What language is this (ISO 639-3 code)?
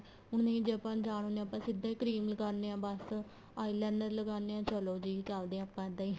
pan